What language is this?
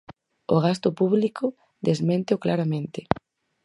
Galician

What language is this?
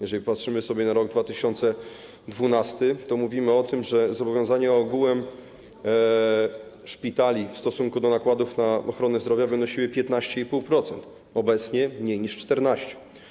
Polish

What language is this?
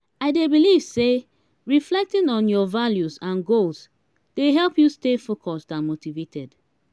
Nigerian Pidgin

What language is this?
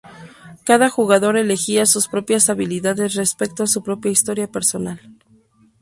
Spanish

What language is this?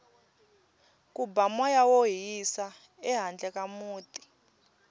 Tsonga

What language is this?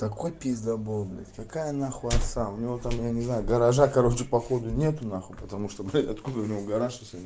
Russian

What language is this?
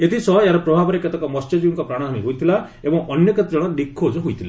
Odia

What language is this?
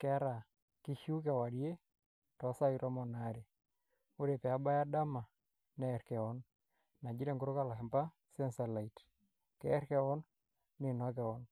Masai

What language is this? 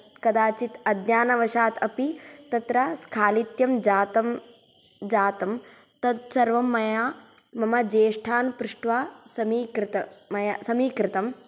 Sanskrit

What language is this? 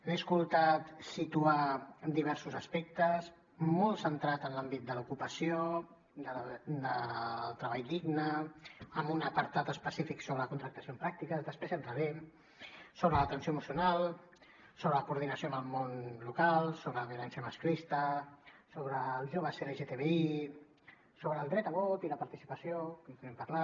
Catalan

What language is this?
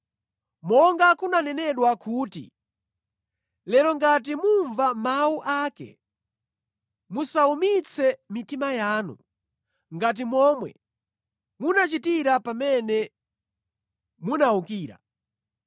Nyanja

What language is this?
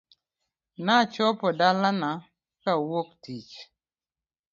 Luo (Kenya and Tanzania)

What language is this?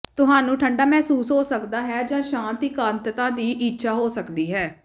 Punjabi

